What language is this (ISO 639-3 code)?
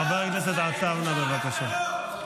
heb